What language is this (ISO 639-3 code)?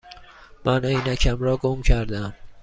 fas